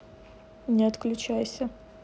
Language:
Russian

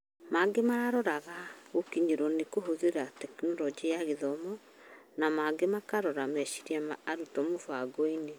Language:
Kikuyu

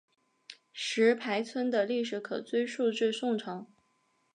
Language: Chinese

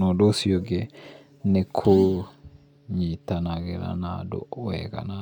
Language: Kikuyu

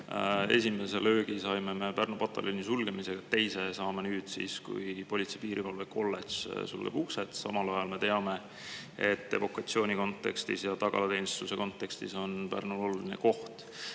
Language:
Estonian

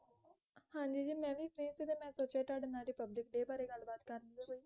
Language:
Punjabi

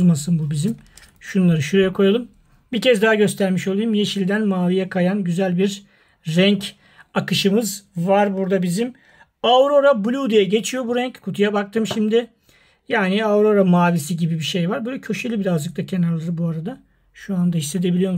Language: Turkish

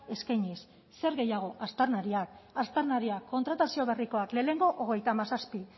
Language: Basque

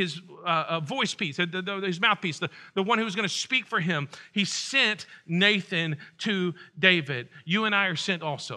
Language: English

